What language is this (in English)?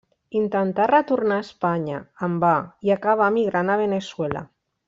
Catalan